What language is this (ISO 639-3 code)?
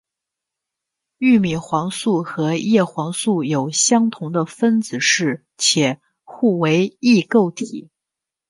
zho